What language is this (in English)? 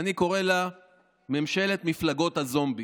Hebrew